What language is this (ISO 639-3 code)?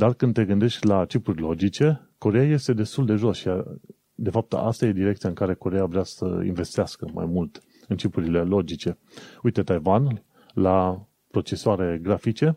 ron